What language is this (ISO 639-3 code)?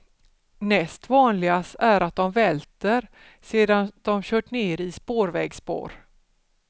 swe